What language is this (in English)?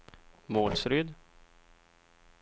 Swedish